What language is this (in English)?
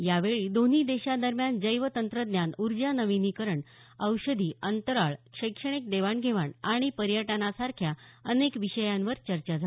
Marathi